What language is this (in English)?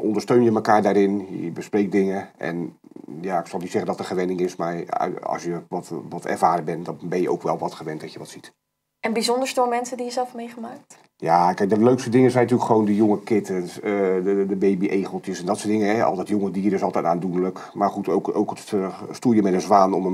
Dutch